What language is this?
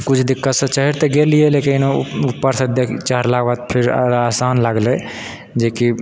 Maithili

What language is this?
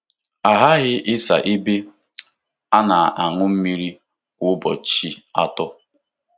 Igbo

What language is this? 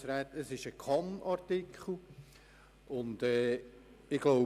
Swiss German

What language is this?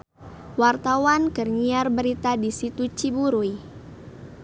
Sundanese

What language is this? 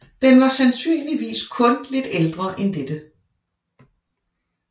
Danish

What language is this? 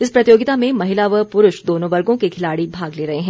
Hindi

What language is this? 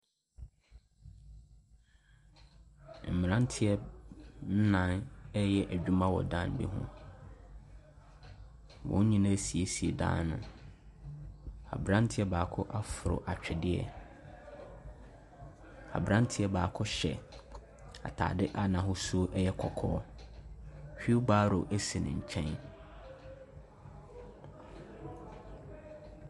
Akan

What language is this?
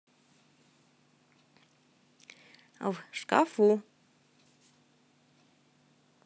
Russian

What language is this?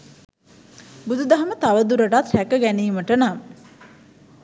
Sinhala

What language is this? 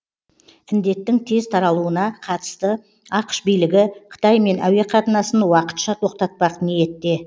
Kazakh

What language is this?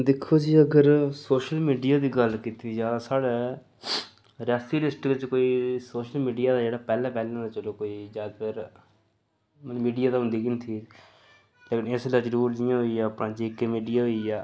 Dogri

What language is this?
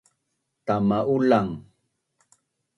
Bunun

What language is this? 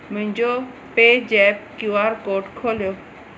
Sindhi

